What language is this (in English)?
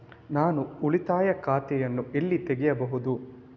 Kannada